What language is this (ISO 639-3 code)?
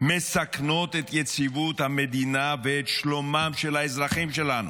heb